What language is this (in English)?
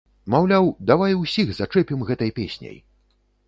Belarusian